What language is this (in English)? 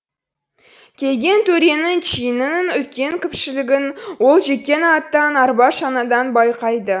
Kazakh